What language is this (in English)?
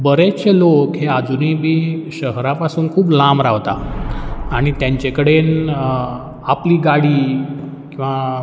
Konkani